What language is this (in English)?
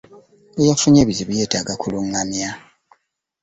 Ganda